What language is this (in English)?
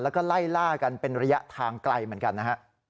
Thai